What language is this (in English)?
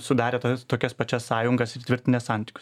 Lithuanian